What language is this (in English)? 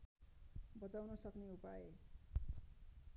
Nepali